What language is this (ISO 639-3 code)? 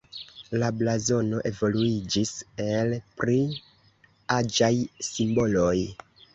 epo